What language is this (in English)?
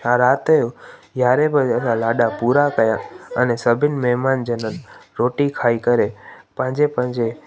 Sindhi